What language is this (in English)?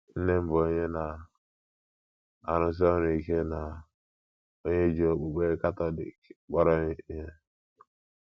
Igbo